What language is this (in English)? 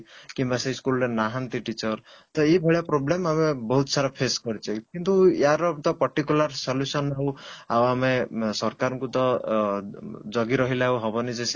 Odia